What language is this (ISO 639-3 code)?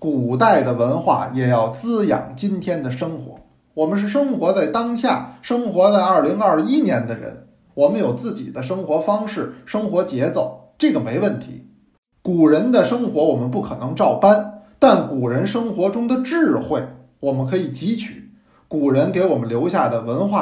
zho